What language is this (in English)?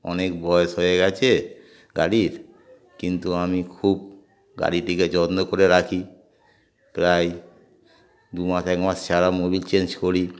Bangla